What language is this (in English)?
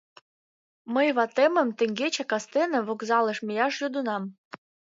Mari